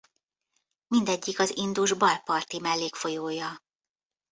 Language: Hungarian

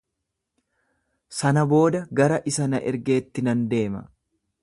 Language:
Oromo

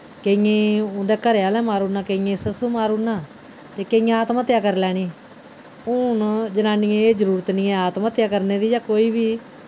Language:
Dogri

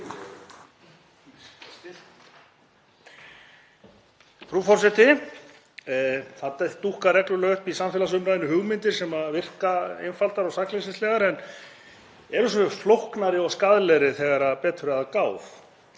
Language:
Icelandic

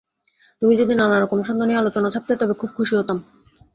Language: Bangla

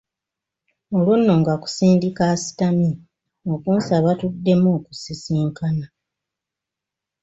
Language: Ganda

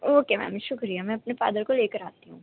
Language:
Urdu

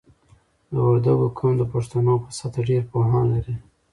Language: Pashto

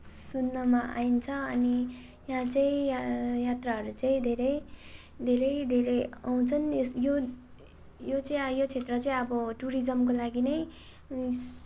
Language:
Nepali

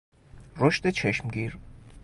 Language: Persian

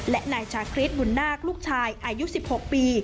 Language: Thai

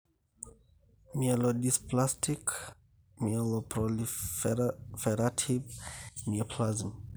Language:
Masai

